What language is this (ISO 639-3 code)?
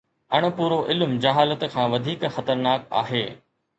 snd